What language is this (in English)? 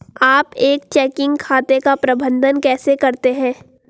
Hindi